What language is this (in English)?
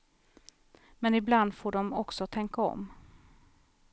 Swedish